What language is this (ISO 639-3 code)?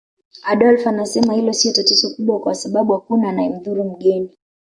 swa